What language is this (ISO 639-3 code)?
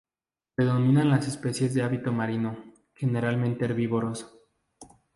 spa